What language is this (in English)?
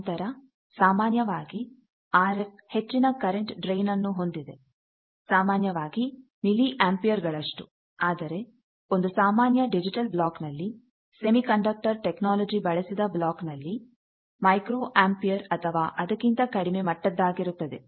Kannada